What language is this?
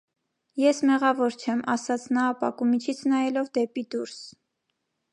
Armenian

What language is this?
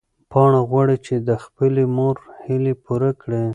Pashto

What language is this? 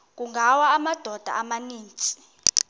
Xhosa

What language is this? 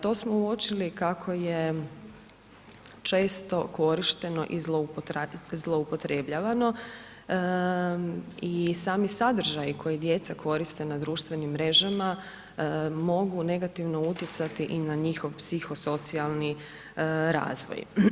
Croatian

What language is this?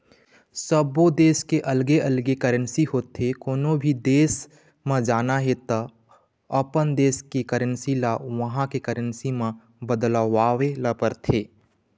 Chhattisgarhi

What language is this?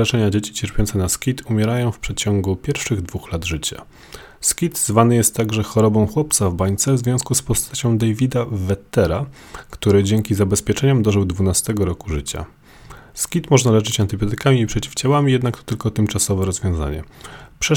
Polish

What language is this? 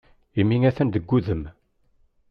Kabyle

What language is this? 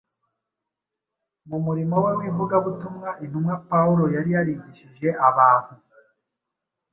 Kinyarwanda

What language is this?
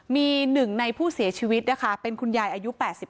Thai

